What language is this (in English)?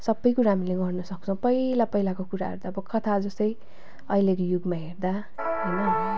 Nepali